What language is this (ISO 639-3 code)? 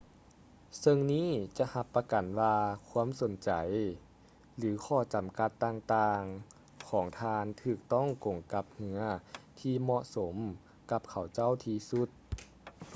lao